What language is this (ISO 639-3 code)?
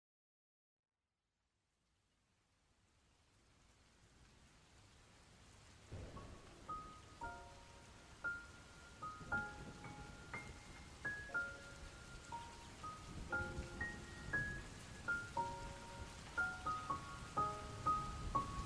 ind